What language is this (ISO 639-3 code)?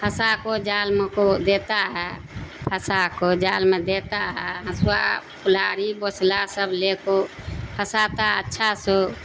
urd